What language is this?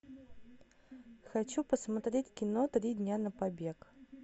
Russian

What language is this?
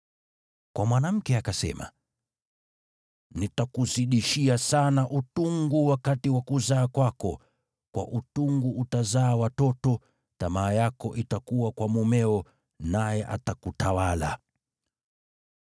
Swahili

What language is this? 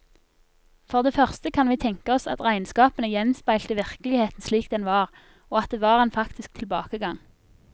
Norwegian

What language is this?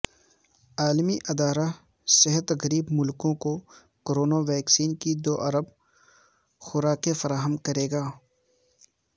Urdu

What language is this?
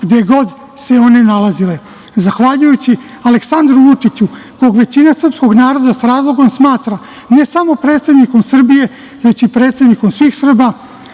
Serbian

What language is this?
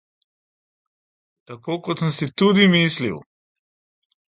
Slovenian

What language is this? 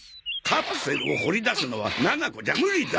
Japanese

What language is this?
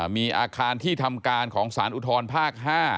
Thai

